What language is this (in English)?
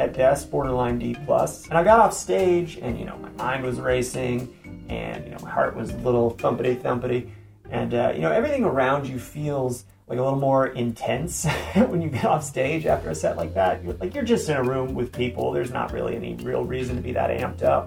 English